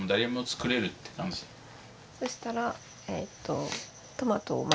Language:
Japanese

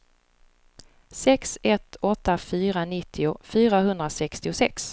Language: Swedish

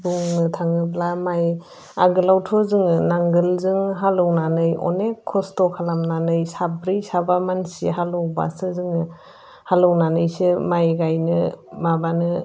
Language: Bodo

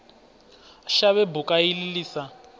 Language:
Venda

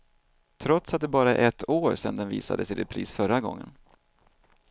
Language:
Swedish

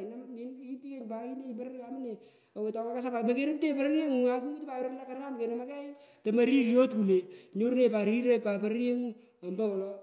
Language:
Pökoot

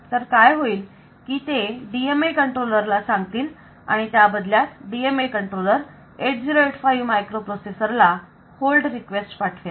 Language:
Marathi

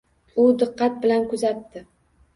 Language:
Uzbek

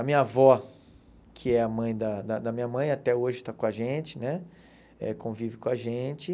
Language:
Portuguese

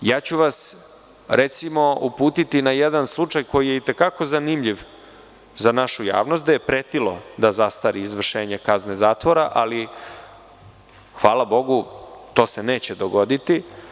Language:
Serbian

